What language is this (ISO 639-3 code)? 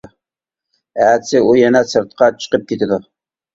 uig